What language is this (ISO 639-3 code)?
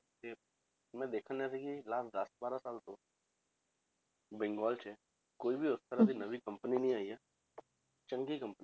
pan